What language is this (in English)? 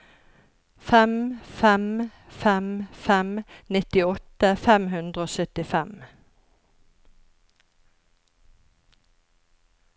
Norwegian